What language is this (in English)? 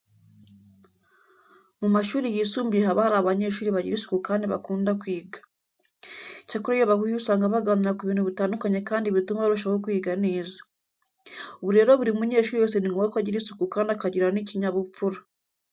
Kinyarwanda